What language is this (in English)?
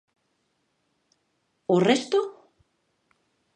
Galician